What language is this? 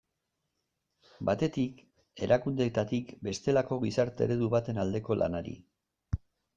Basque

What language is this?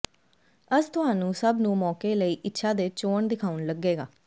Punjabi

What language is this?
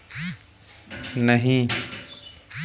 Hindi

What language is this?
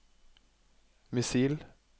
Norwegian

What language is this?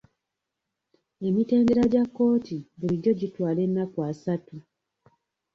Ganda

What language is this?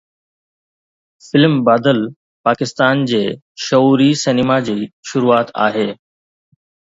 Sindhi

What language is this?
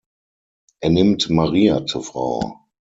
German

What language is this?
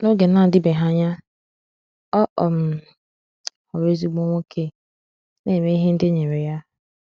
Igbo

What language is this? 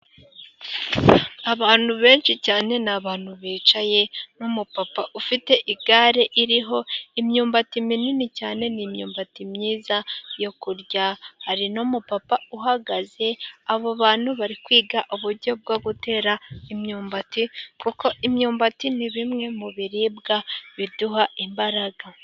Kinyarwanda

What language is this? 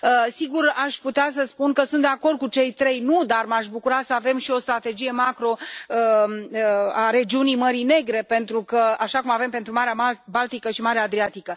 Romanian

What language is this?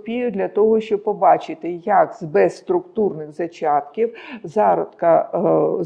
Ukrainian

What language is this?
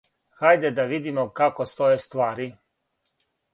Serbian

